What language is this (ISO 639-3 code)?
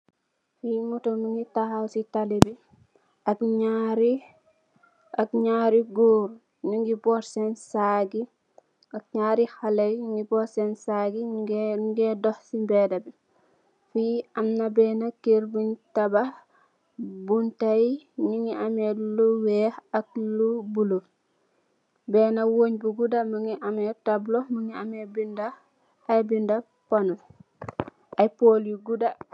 wol